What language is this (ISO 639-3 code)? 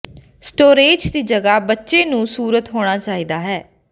pan